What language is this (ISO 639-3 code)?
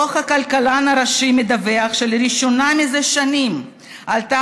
heb